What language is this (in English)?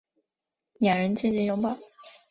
Chinese